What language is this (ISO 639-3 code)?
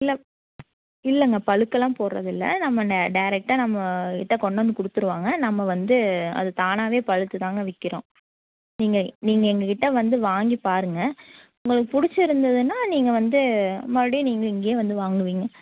tam